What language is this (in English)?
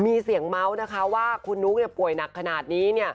Thai